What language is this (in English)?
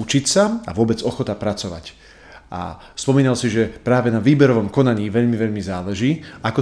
Slovak